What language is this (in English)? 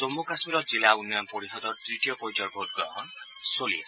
Assamese